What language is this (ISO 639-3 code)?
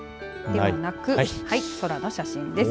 jpn